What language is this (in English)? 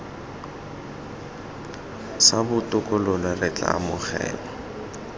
Tswana